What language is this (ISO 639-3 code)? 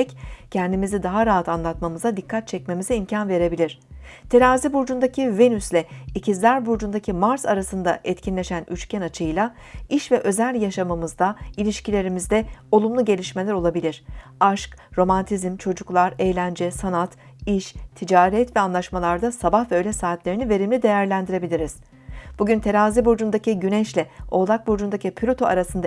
tur